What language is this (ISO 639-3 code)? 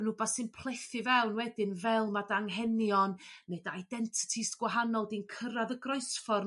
cym